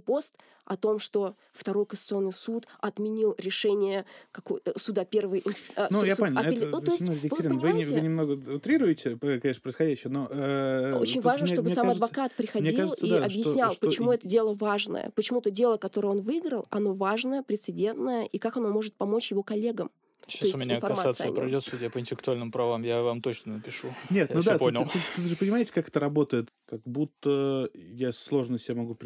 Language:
Russian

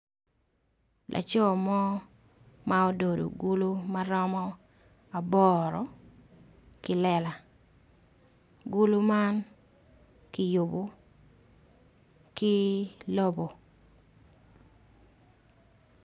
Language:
Acoli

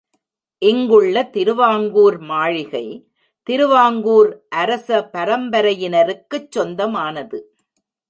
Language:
Tamil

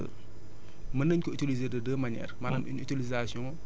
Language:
Wolof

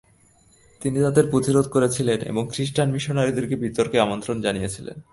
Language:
Bangla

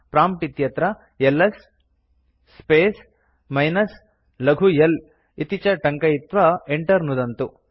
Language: Sanskrit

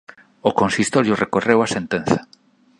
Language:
Galician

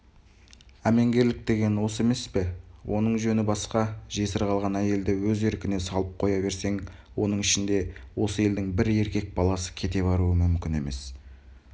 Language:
Kazakh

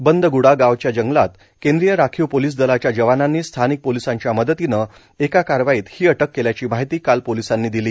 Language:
Marathi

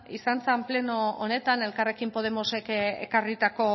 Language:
Basque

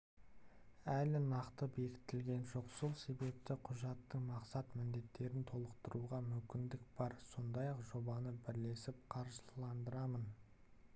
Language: Kazakh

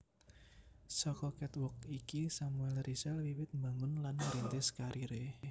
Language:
Javanese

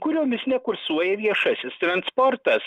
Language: Lithuanian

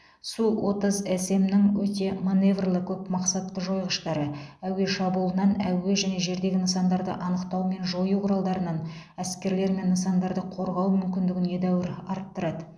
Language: Kazakh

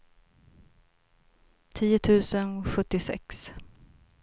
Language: Swedish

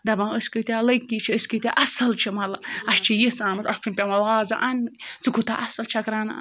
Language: Kashmiri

